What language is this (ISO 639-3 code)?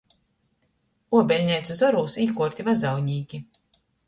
ltg